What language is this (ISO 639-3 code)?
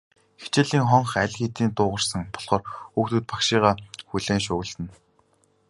mon